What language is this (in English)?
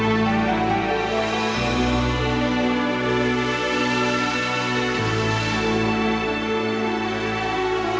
Indonesian